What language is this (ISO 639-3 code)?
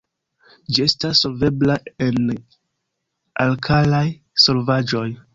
epo